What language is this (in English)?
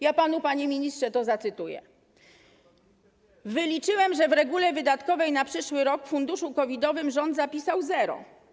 Polish